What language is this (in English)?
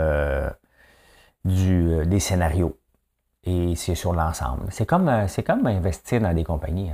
French